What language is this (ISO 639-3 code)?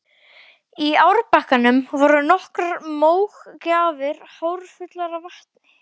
isl